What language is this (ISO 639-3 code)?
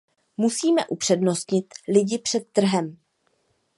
ces